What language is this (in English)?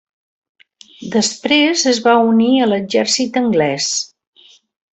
Catalan